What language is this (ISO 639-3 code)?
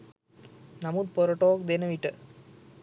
sin